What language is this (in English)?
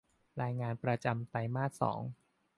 Thai